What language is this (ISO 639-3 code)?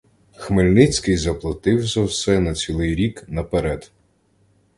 ukr